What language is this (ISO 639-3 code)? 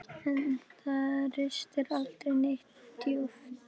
isl